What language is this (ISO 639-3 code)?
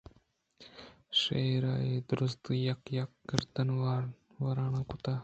bgp